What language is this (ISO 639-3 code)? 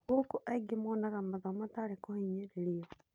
kik